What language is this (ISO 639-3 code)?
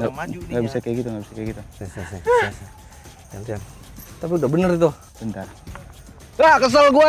ind